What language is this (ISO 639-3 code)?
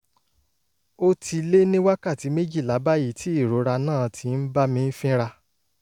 yor